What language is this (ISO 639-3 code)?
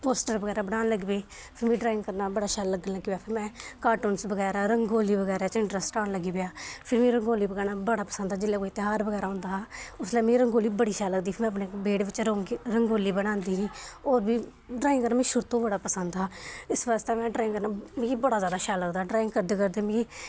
doi